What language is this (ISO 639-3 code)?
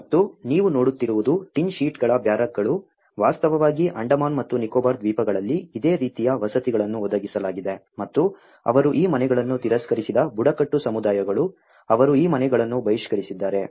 kan